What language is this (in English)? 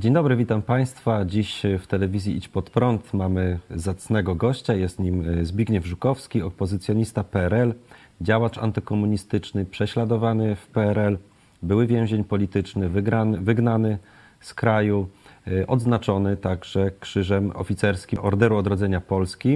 Polish